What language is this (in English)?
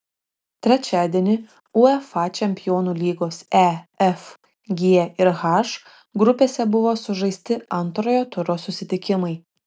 Lithuanian